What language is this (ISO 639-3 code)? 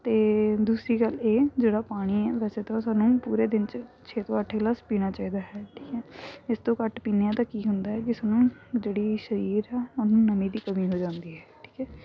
pan